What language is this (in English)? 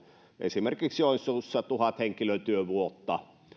Finnish